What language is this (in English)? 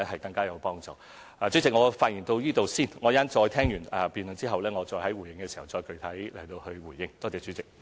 Cantonese